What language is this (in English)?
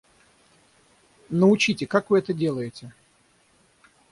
Russian